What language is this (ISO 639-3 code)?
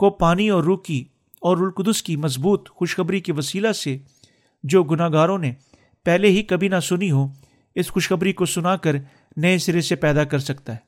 urd